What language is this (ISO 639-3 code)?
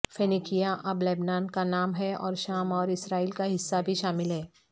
urd